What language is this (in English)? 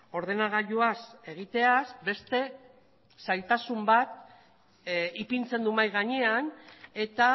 Basque